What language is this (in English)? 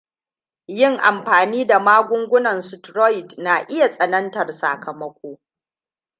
Hausa